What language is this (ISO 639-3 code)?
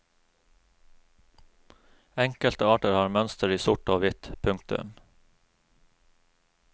nor